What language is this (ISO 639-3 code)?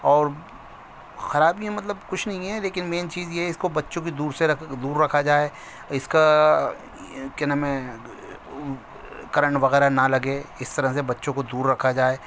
urd